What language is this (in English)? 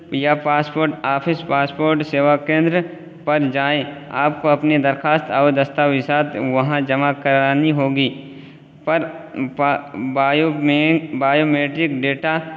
Urdu